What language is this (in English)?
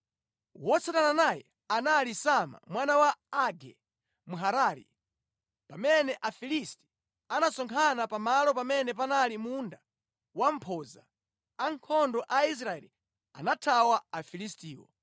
Nyanja